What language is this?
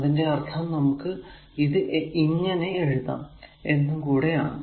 Malayalam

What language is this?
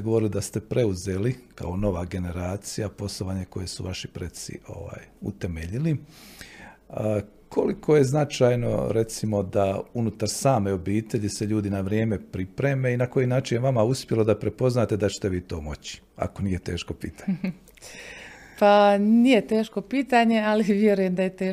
Croatian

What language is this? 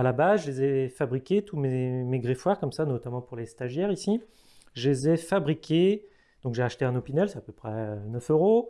French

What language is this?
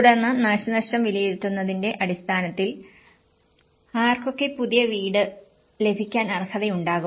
Malayalam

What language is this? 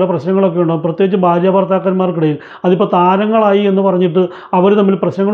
Arabic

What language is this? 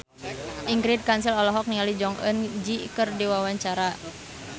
Sundanese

